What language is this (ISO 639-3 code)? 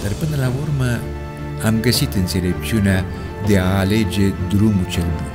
ron